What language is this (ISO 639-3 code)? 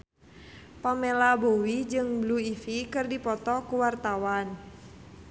sun